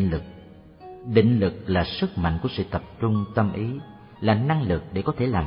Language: Vietnamese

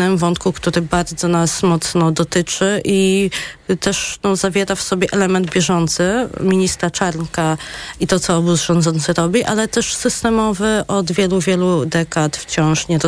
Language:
Polish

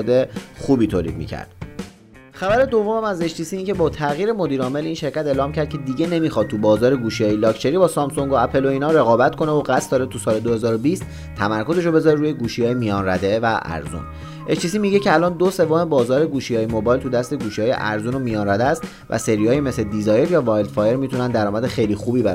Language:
Persian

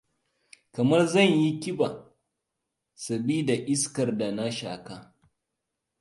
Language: Hausa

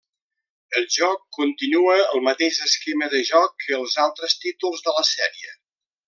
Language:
Catalan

